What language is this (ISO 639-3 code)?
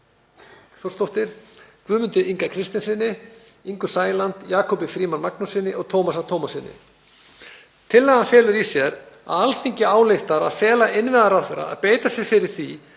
isl